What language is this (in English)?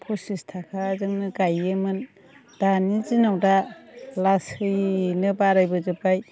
Bodo